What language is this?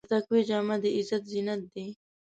Pashto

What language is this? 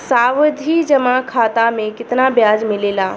Bhojpuri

